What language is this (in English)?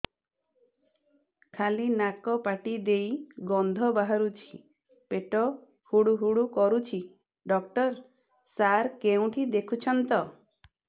Odia